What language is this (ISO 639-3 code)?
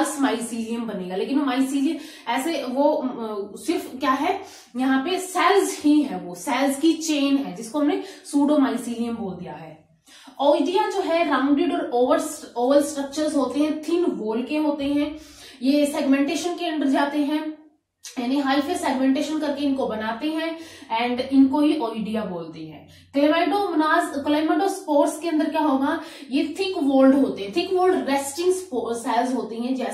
hin